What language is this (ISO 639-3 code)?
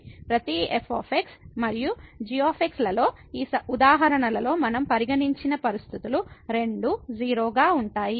tel